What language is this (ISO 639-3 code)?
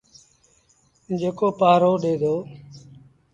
sbn